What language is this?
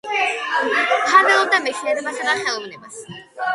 Georgian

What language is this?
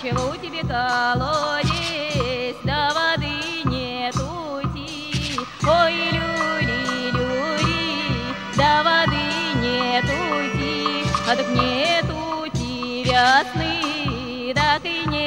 Russian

